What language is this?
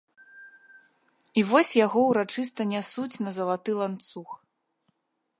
Belarusian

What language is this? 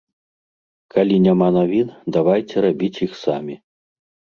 Belarusian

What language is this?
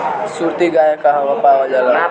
Bhojpuri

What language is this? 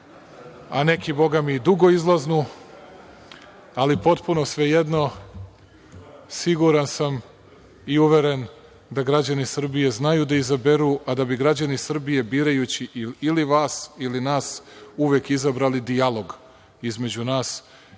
Serbian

